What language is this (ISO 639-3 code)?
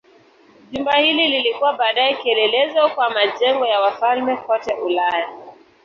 swa